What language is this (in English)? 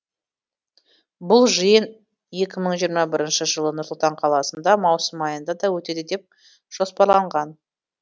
Kazakh